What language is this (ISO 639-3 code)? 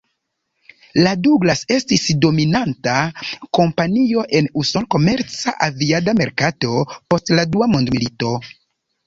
epo